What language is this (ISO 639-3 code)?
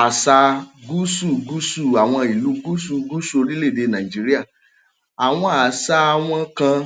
yor